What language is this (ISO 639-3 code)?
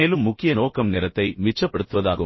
tam